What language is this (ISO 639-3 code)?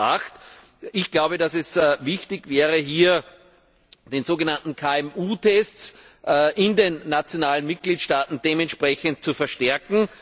deu